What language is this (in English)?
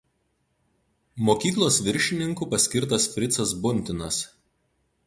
Lithuanian